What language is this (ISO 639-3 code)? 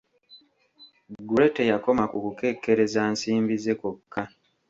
lug